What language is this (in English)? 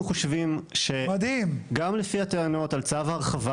Hebrew